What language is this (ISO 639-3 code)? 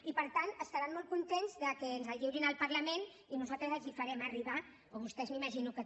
cat